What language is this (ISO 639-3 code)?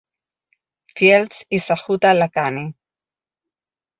cat